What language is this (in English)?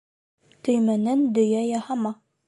Bashkir